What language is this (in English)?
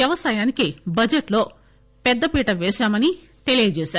Telugu